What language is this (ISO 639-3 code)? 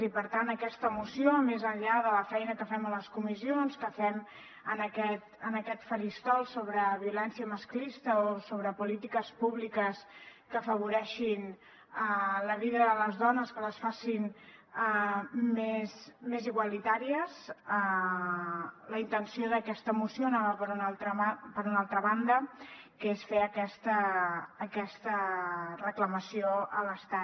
cat